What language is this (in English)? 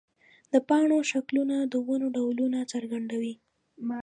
Pashto